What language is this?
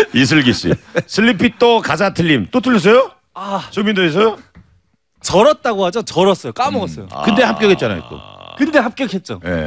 Korean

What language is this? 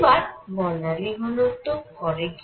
Bangla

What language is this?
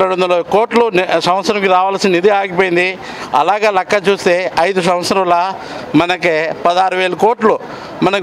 Hindi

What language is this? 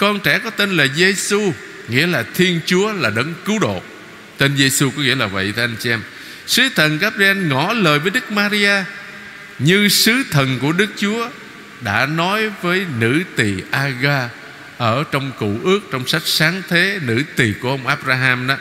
Vietnamese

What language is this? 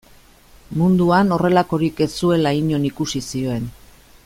Basque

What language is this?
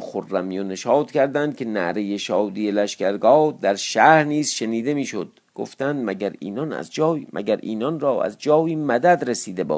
Persian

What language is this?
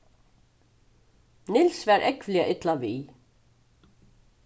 Faroese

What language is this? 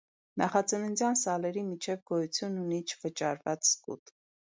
Armenian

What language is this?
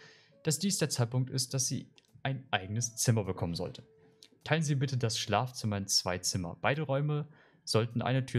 German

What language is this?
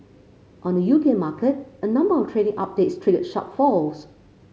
English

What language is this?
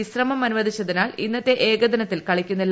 Malayalam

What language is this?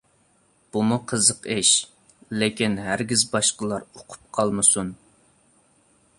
Uyghur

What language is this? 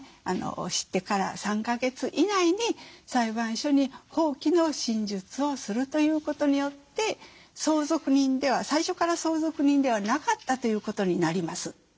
Japanese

